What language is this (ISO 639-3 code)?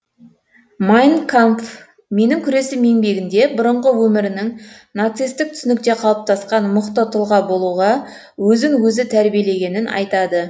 kaz